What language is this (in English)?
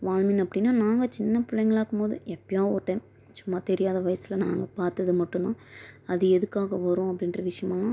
Tamil